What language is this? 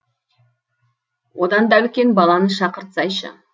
Kazakh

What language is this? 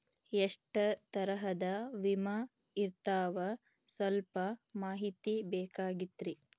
Kannada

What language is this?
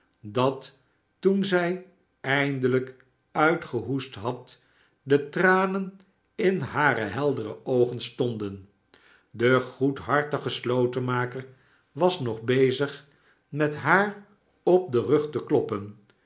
Dutch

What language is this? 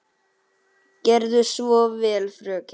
Icelandic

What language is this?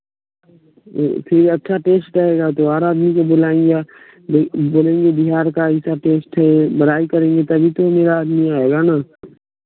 Hindi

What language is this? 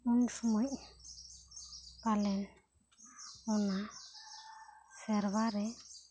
Santali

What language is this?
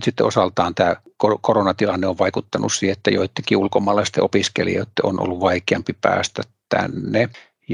Finnish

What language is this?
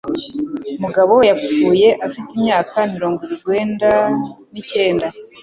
Kinyarwanda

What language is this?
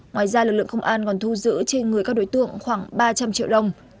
Vietnamese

